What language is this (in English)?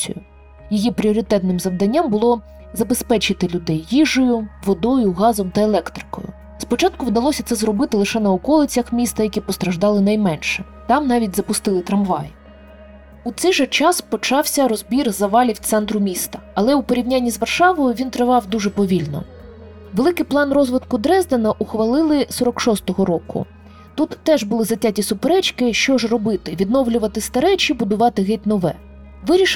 Ukrainian